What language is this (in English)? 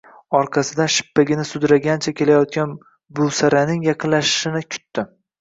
Uzbek